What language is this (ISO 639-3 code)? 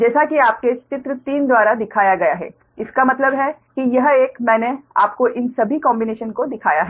hin